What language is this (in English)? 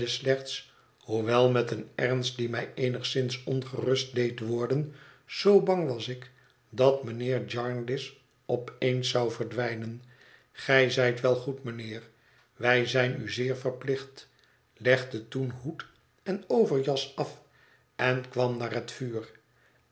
Dutch